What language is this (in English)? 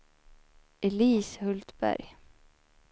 Swedish